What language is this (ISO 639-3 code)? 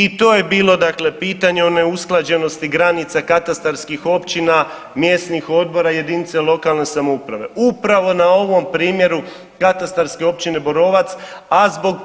hrv